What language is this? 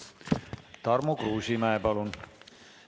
Estonian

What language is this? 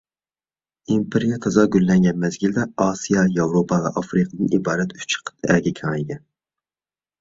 Uyghur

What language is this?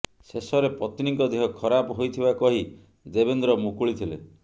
Odia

